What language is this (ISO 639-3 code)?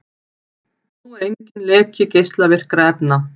isl